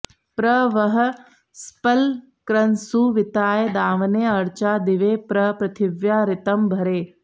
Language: Sanskrit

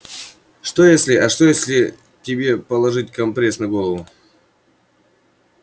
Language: Russian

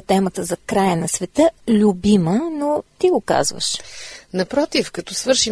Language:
Bulgarian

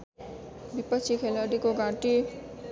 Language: Nepali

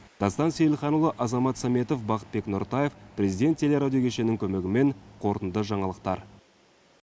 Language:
Kazakh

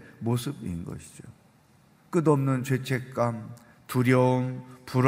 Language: Korean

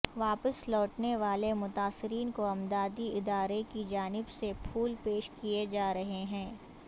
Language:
Urdu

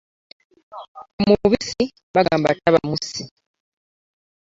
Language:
Ganda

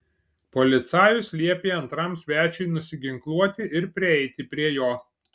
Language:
Lithuanian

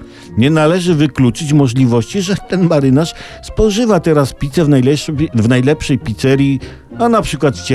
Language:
Polish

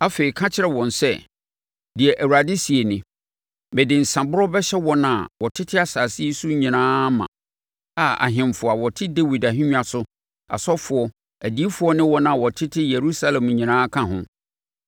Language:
Akan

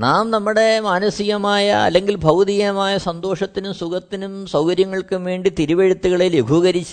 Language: Malayalam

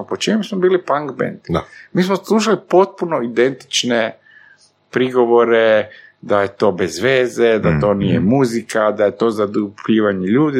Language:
Croatian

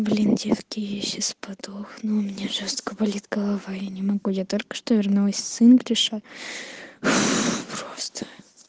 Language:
Russian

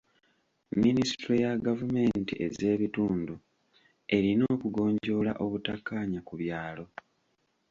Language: Ganda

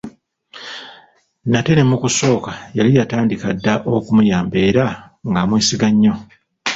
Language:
Ganda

